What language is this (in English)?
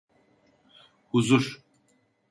Turkish